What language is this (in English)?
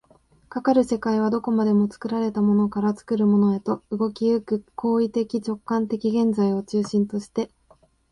Japanese